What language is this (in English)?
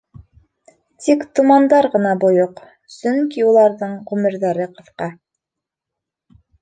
Bashkir